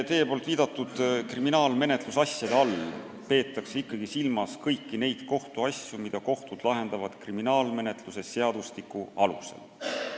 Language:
Estonian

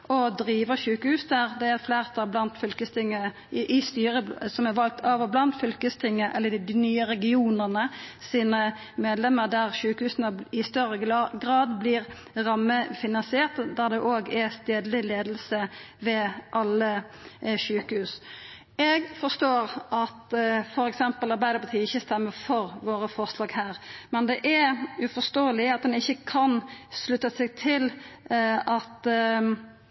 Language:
Norwegian Nynorsk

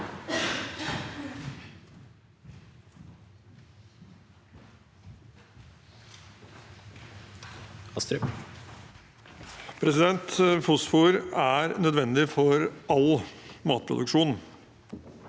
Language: Norwegian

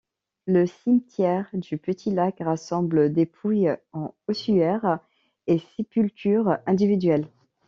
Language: French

